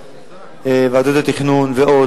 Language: Hebrew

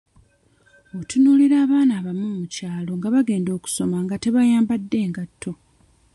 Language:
Ganda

